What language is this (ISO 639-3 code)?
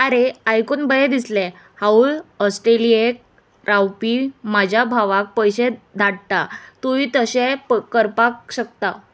kok